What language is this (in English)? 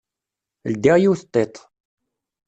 Kabyle